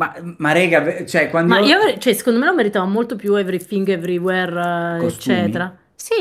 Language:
Italian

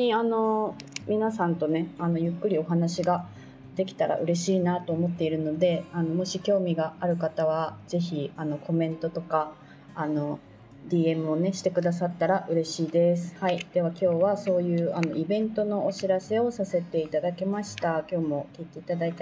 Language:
Japanese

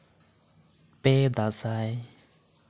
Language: Santali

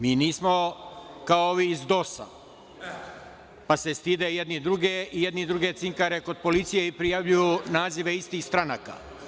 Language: Serbian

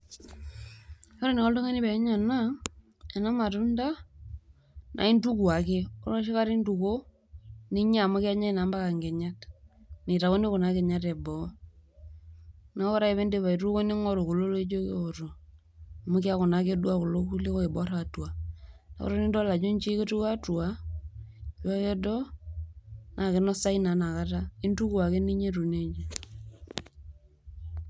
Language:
Masai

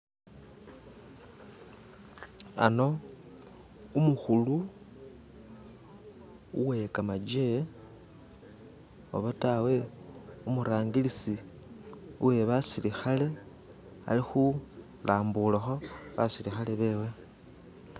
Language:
Masaaba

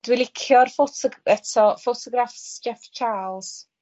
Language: Welsh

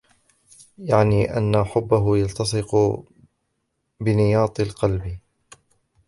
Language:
Arabic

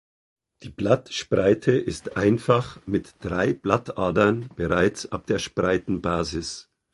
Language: German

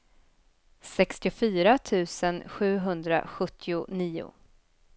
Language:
Swedish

